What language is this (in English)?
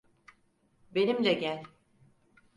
Turkish